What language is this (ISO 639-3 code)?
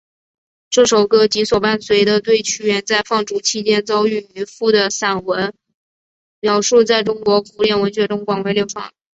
zho